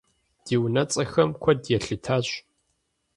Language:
Kabardian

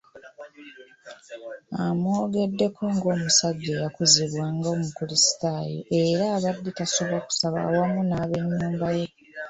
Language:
Ganda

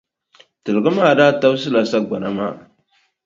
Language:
Dagbani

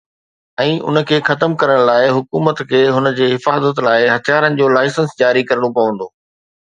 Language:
Sindhi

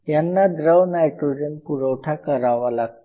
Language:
Marathi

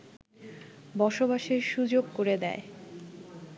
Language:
Bangla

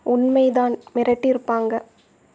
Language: Tamil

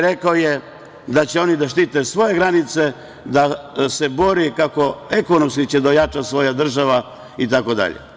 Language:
Serbian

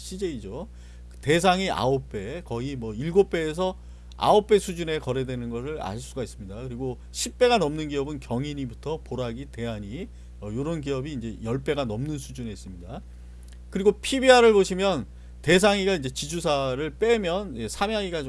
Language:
Korean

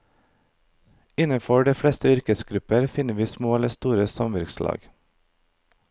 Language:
Norwegian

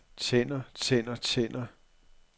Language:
Danish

